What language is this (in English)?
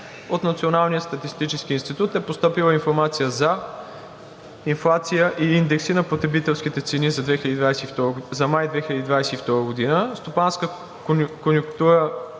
Bulgarian